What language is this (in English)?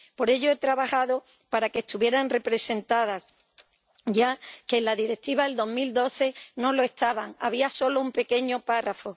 Spanish